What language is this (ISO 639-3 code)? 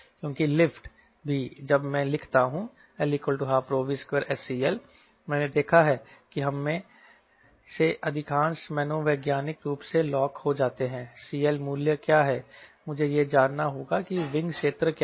hin